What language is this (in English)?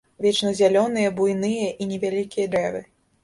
Belarusian